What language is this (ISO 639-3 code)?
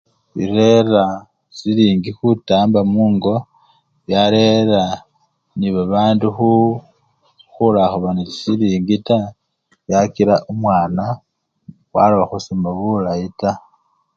luy